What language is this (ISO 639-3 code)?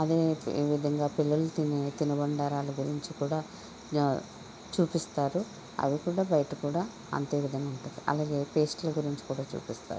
tel